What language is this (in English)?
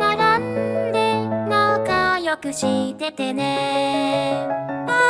Japanese